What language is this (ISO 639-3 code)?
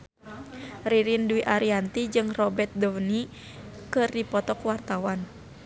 sun